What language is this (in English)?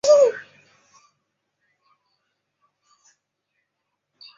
Chinese